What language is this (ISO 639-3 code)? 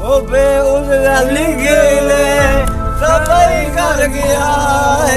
hin